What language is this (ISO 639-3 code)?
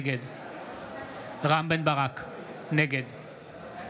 heb